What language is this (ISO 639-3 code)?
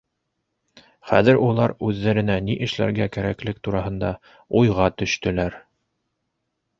bak